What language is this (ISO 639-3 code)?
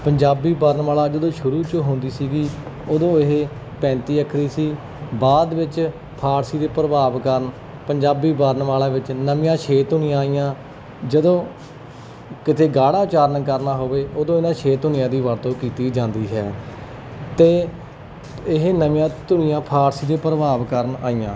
pan